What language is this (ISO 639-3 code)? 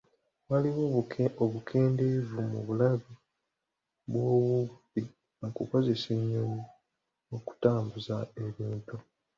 lug